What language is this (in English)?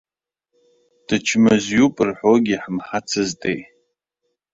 Abkhazian